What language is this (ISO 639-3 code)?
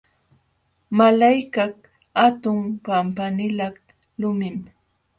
qxw